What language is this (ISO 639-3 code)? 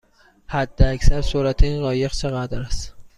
fas